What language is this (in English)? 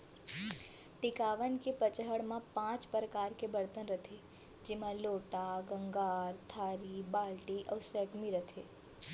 Chhattisgarhi